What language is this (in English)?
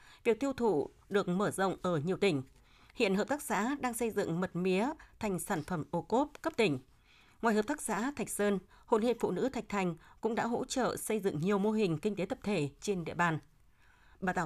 Vietnamese